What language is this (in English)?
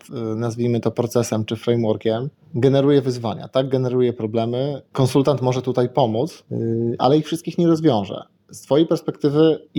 Polish